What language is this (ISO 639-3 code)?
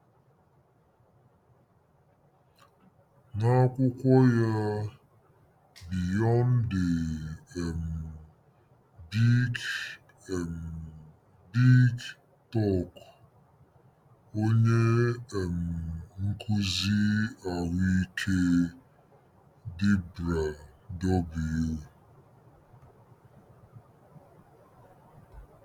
ibo